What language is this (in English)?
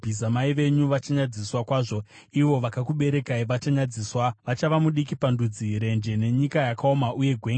Shona